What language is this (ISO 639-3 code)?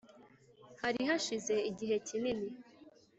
kin